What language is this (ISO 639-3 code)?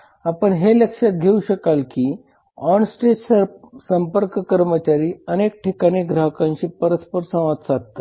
mar